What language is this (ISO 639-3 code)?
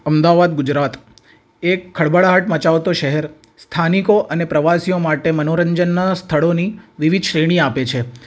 guj